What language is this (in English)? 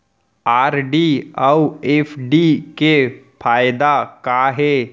Chhattisgarhi